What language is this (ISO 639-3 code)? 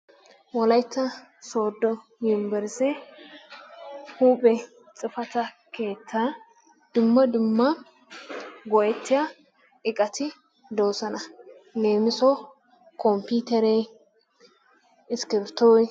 wal